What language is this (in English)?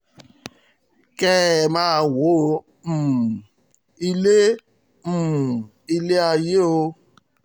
Yoruba